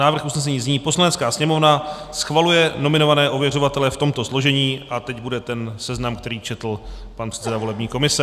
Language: Czech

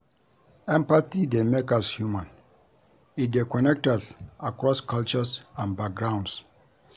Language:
Nigerian Pidgin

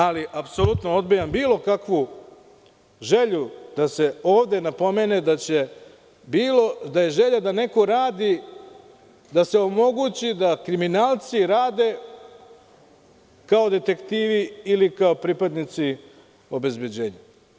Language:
Serbian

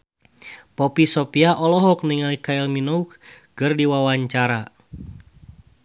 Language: Sundanese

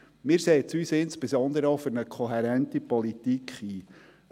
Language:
Swiss German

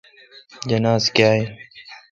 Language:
Kalkoti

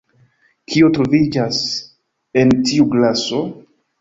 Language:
Esperanto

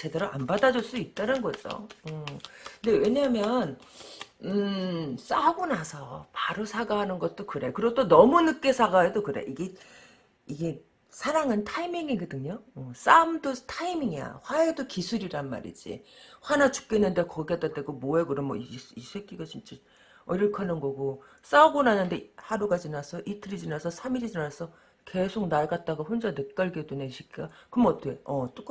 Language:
Korean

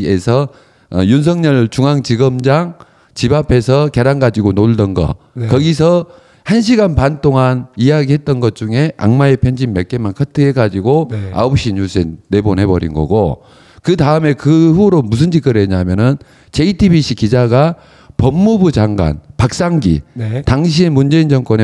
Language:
Korean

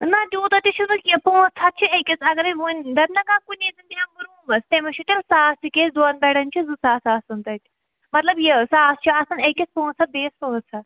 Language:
Kashmiri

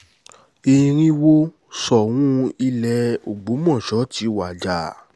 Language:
Yoruba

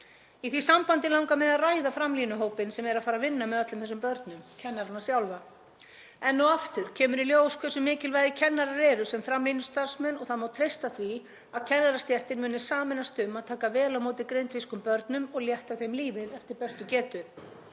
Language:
Icelandic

